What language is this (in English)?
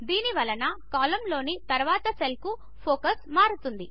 Telugu